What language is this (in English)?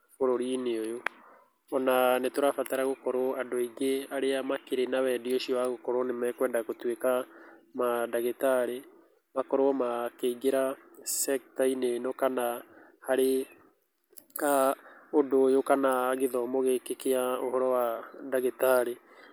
Kikuyu